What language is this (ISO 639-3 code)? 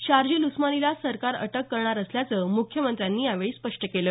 mar